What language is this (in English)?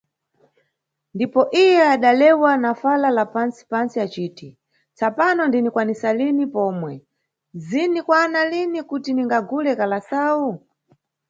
Nyungwe